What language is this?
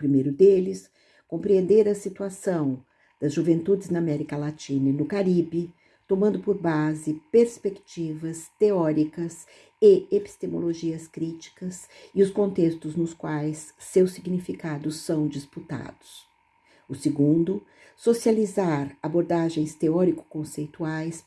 Portuguese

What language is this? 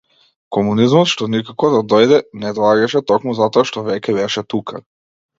Macedonian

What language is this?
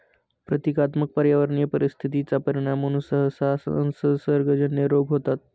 Marathi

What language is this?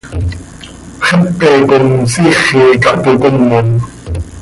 Seri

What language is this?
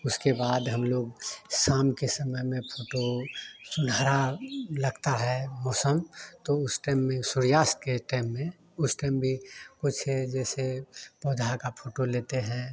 Hindi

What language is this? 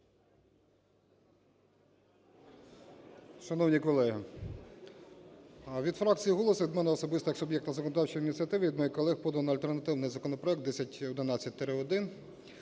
Ukrainian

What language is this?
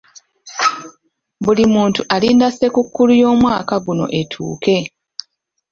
Ganda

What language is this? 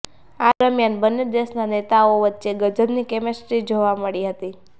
Gujarati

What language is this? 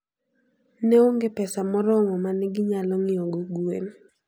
Luo (Kenya and Tanzania)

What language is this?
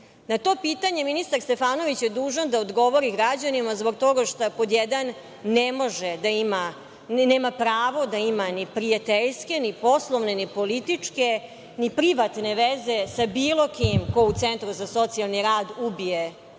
Serbian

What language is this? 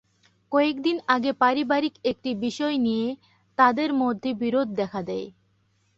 Bangla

